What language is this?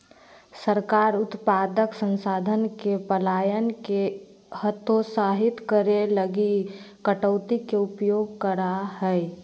Magahi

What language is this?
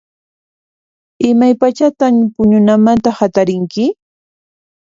Puno Quechua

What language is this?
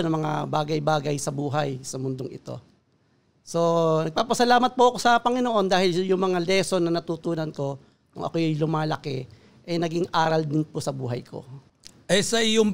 Filipino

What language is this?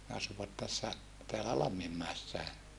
Finnish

